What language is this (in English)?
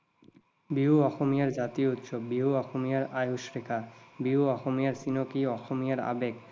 Assamese